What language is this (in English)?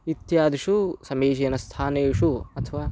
Sanskrit